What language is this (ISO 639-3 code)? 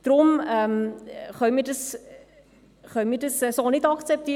gsw